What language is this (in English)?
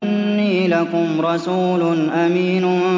Arabic